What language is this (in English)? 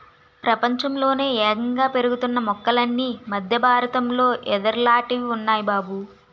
Telugu